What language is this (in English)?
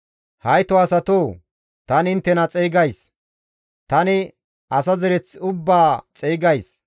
Gamo